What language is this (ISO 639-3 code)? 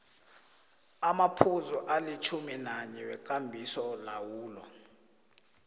nbl